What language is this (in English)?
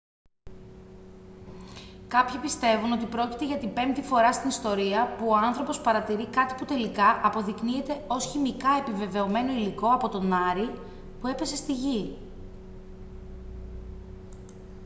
Greek